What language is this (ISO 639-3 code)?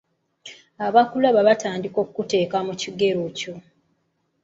lug